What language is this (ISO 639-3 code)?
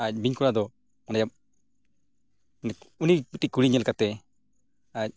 sat